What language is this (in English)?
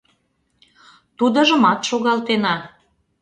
Mari